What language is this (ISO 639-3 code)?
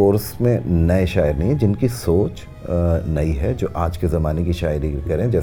urd